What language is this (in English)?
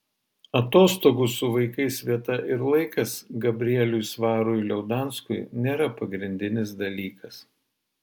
Lithuanian